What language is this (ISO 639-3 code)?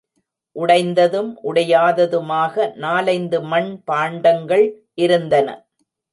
tam